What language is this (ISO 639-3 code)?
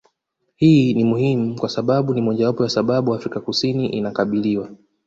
swa